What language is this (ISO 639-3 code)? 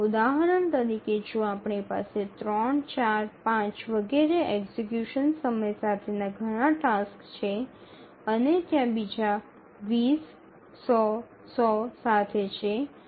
guj